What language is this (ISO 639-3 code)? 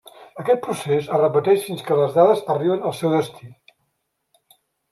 cat